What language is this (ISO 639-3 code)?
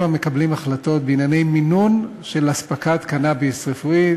heb